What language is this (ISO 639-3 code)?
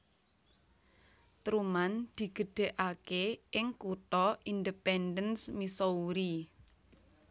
jav